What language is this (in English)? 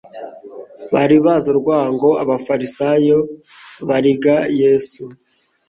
Kinyarwanda